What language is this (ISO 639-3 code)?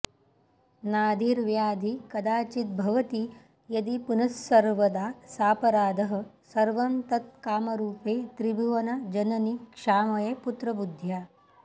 san